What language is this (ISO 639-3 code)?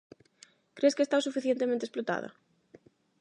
glg